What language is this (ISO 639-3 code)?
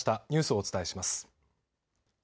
jpn